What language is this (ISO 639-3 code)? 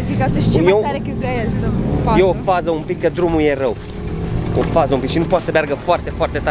ron